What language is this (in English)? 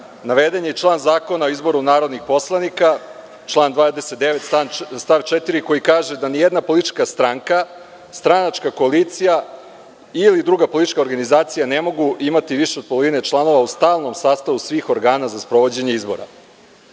Serbian